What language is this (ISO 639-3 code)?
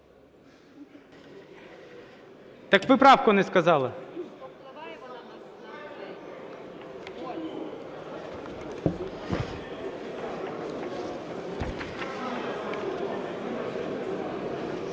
ukr